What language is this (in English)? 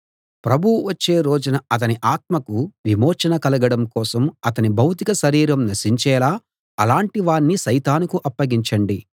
Telugu